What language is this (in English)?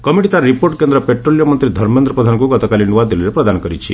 Odia